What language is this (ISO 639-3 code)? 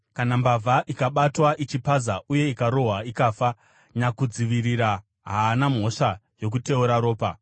sna